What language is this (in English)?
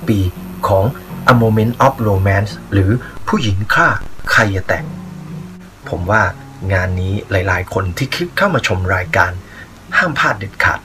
Thai